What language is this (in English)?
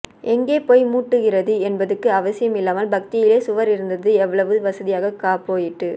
Tamil